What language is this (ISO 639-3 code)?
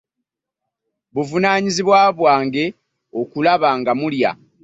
lug